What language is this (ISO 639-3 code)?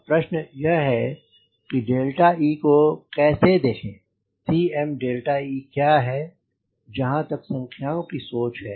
hin